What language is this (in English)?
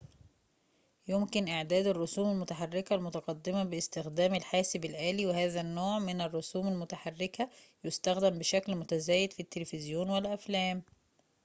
Arabic